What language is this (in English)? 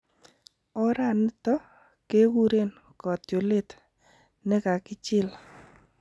Kalenjin